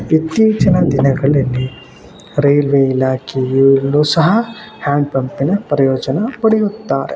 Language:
Kannada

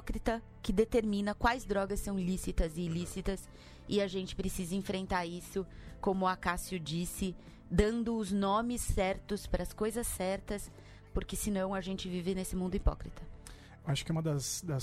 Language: Portuguese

